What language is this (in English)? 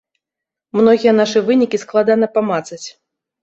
Belarusian